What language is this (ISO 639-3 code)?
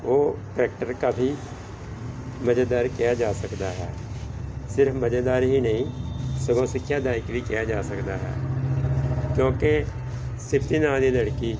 pan